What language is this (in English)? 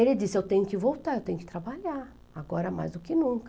Portuguese